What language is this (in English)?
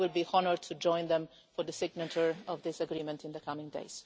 English